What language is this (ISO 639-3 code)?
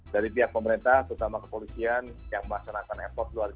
ind